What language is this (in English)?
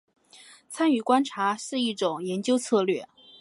Chinese